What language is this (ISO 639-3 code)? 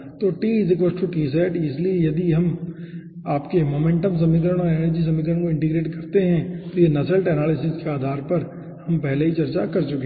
hin